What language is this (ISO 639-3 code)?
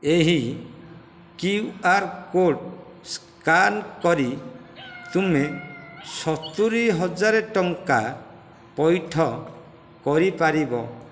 ori